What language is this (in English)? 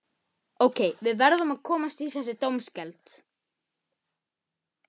Icelandic